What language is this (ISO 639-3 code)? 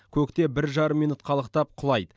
kaz